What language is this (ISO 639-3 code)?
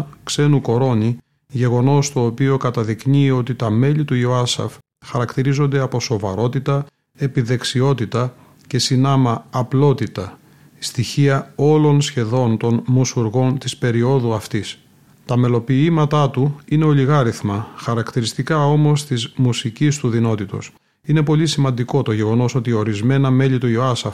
ell